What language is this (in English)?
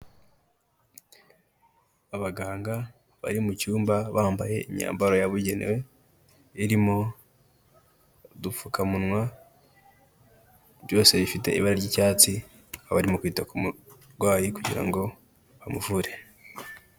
Kinyarwanda